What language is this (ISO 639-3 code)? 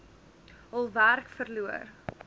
afr